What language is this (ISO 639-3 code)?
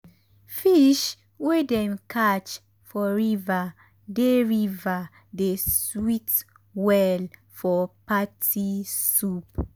pcm